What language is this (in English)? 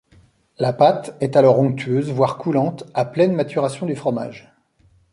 French